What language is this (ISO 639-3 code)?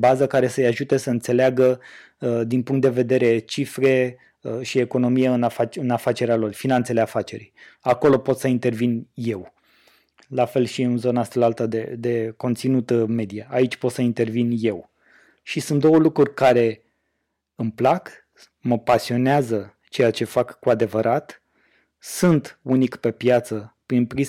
ron